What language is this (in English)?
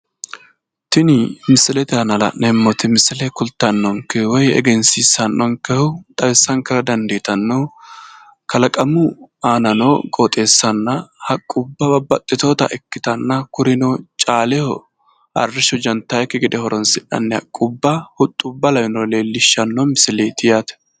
Sidamo